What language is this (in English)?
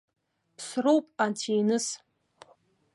Abkhazian